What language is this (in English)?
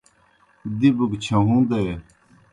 Kohistani Shina